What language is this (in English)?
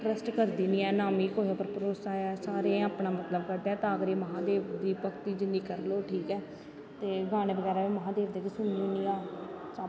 Dogri